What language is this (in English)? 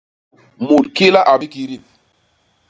Basaa